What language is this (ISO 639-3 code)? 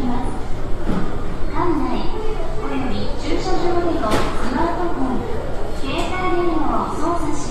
jpn